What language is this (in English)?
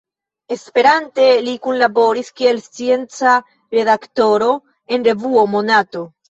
Esperanto